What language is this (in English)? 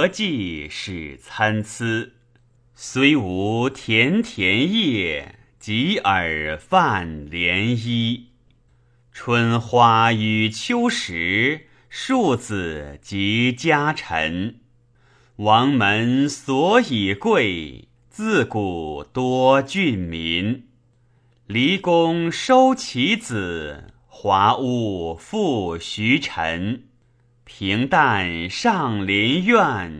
Chinese